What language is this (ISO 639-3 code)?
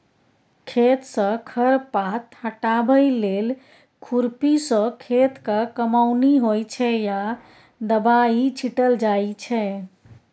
mai